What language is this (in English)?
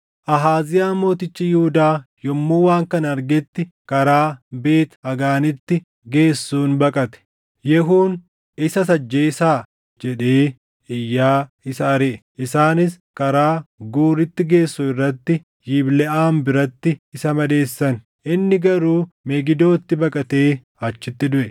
Oromo